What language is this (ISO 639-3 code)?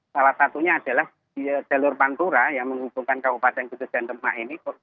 ind